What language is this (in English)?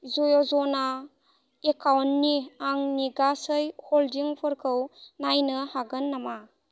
Bodo